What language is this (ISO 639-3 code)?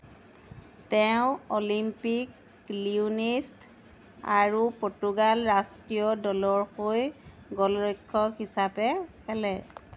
asm